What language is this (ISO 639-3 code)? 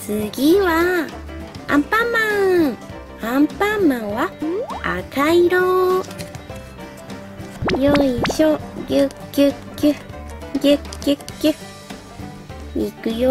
jpn